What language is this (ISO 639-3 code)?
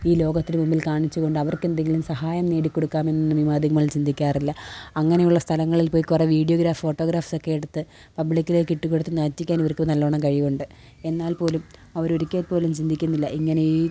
mal